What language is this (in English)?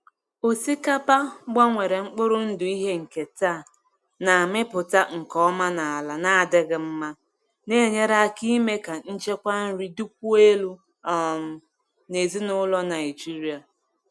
Igbo